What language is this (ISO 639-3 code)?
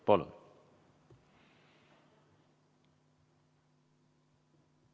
est